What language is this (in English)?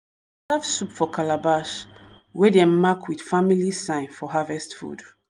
Nigerian Pidgin